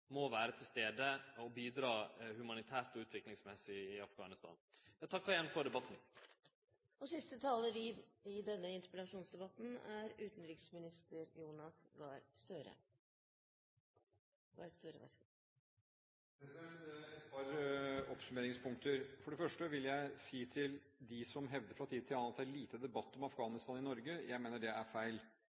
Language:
Norwegian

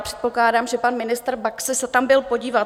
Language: Czech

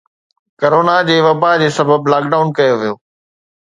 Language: Sindhi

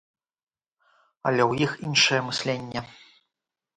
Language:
Belarusian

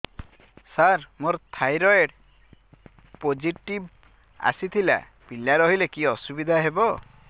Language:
Odia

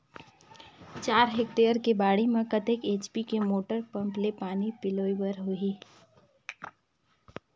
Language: Chhattisgarhi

